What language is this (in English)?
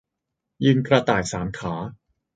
Thai